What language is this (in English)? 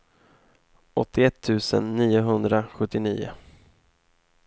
Swedish